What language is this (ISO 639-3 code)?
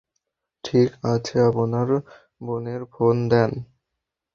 ben